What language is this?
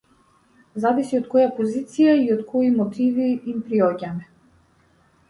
Macedonian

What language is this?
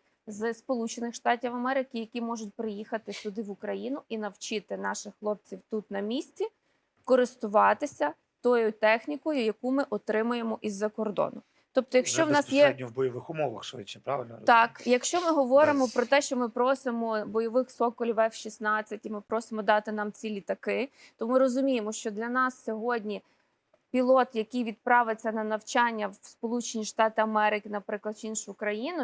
Ukrainian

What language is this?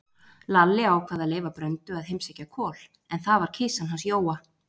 Icelandic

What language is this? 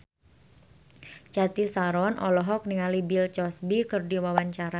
Sundanese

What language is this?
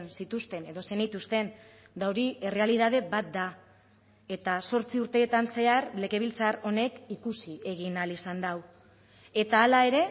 Basque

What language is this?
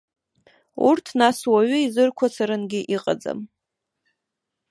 Abkhazian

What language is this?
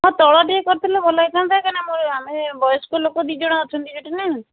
Odia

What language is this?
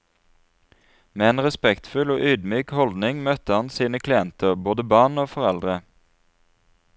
Norwegian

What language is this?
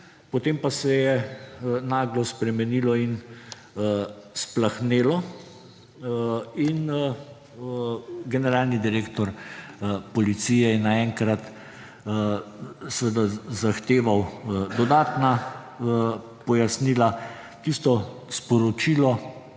Slovenian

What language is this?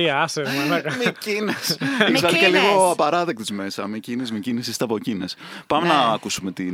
Greek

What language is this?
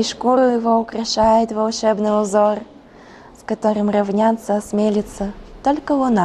Russian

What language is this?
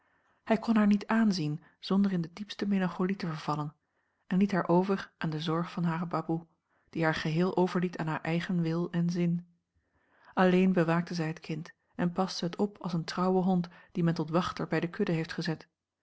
Dutch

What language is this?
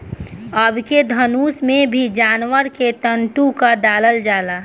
Bhojpuri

